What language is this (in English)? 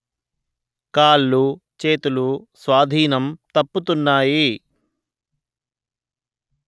Telugu